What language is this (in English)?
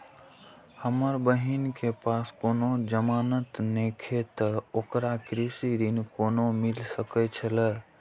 Maithili